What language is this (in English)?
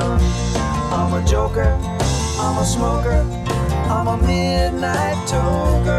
English